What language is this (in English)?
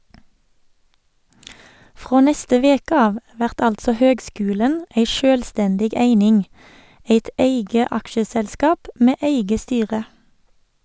Norwegian